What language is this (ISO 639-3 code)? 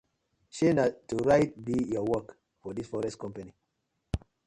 pcm